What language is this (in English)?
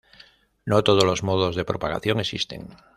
Spanish